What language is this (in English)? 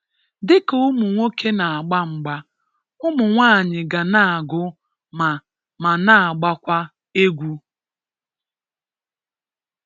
Igbo